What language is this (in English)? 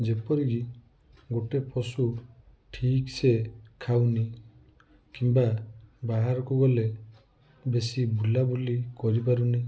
Odia